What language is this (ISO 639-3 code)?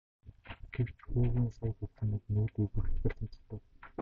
mon